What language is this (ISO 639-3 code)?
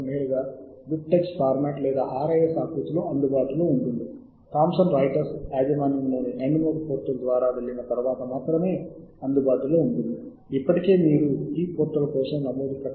tel